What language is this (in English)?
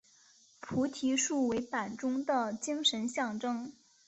Chinese